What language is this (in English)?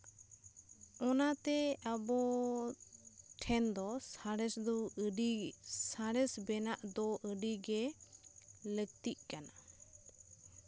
Santali